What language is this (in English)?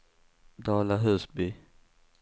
Swedish